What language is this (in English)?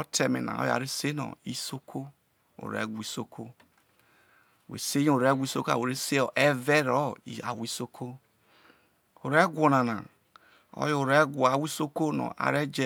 Isoko